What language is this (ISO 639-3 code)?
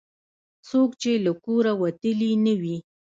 pus